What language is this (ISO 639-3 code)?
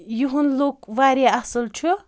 kas